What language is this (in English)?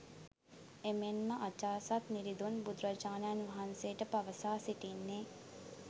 Sinhala